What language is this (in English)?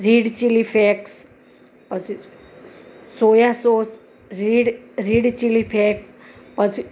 Gujarati